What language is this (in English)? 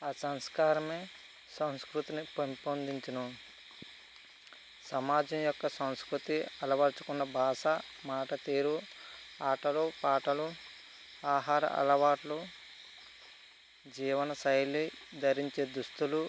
Telugu